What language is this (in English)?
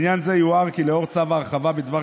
Hebrew